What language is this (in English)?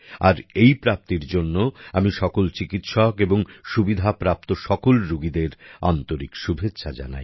Bangla